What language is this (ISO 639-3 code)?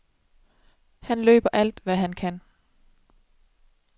dan